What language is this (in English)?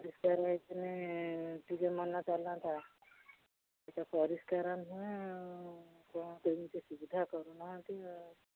Odia